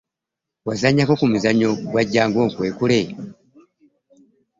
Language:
Ganda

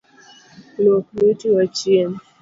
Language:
Luo (Kenya and Tanzania)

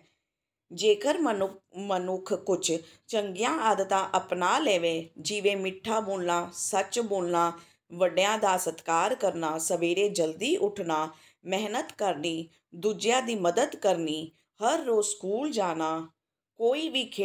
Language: Hindi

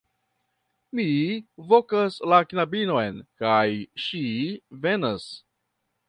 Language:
Esperanto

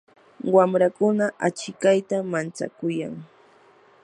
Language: Yanahuanca Pasco Quechua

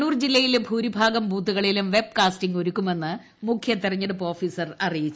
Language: Malayalam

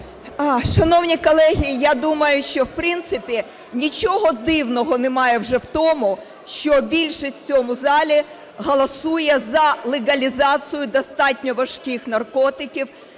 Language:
Ukrainian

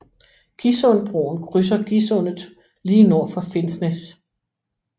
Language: Danish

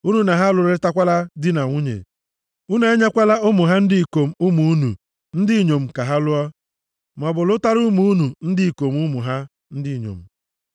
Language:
Igbo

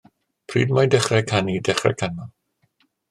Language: Welsh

